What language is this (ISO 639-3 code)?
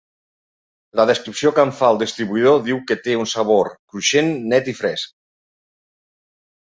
cat